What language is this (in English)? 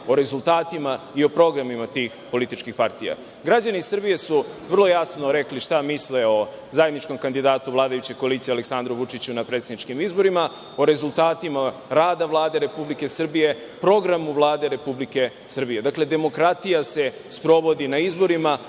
Serbian